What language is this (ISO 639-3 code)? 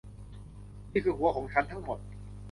tha